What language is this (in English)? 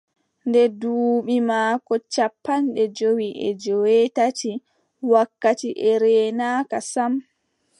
Adamawa Fulfulde